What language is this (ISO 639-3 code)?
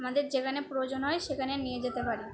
ben